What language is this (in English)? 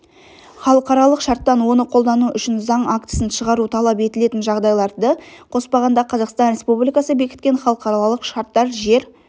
Kazakh